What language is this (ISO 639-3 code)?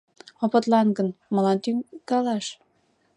chm